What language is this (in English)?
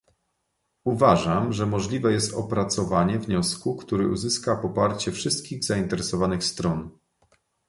Polish